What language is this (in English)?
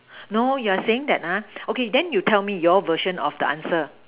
English